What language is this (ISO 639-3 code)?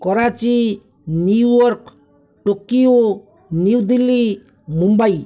ori